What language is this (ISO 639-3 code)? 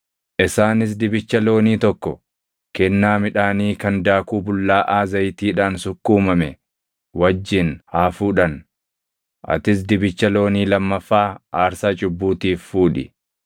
orm